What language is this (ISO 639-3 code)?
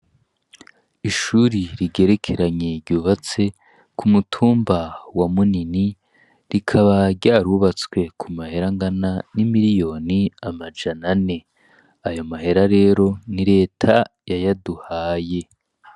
run